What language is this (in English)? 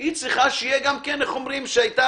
Hebrew